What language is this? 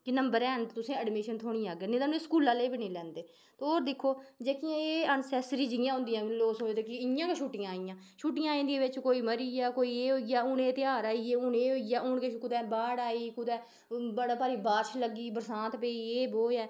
Dogri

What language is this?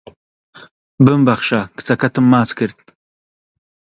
Central Kurdish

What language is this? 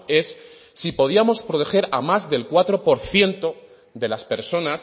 Spanish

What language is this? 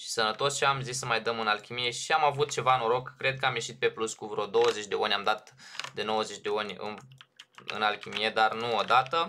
Romanian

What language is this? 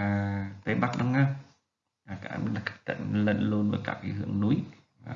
Vietnamese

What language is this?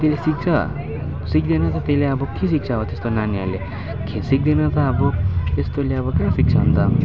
Nepali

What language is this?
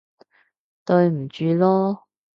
Cantonese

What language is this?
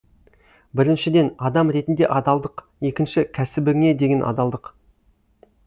Kazakh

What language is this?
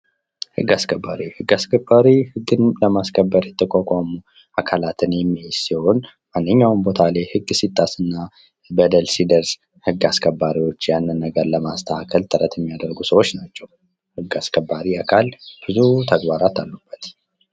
Amharic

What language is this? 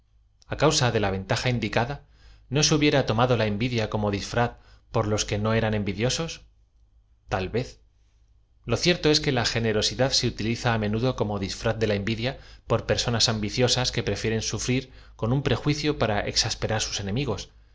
Spanish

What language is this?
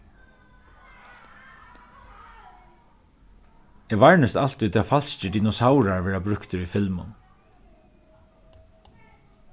Faroese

